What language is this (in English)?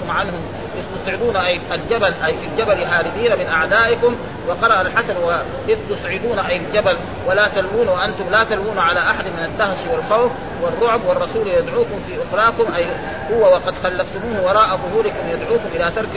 Arabic